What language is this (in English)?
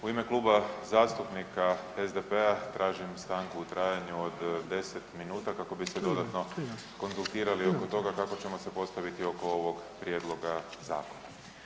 Croatian